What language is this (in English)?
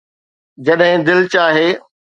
Sindhi